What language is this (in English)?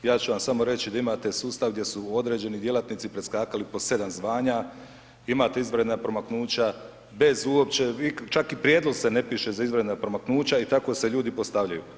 Croatian